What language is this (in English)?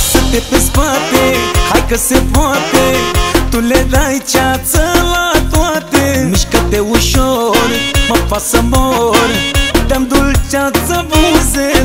Romanian